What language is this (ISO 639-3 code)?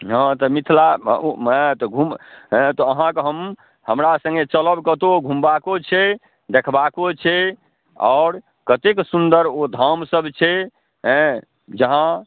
mai